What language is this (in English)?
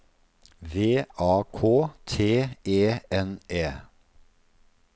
Norwegian